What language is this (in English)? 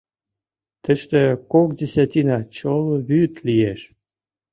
Mari